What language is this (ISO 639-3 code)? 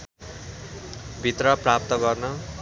nep